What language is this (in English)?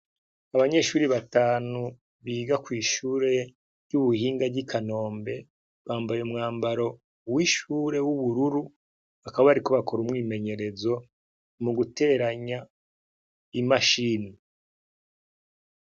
Rundi